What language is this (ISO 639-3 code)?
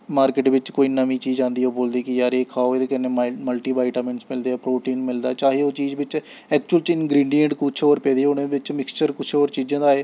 doi